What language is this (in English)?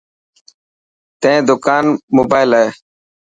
Dhatki